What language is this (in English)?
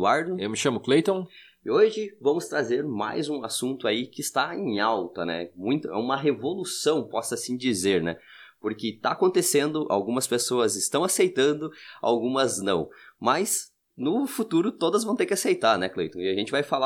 Portuguese